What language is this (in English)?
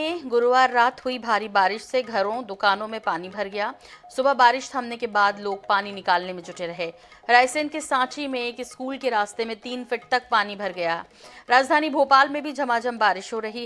Hindi